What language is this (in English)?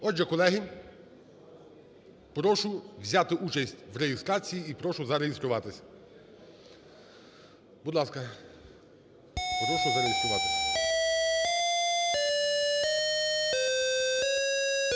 Ukrainian